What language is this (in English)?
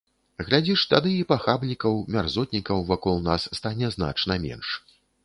Belarusian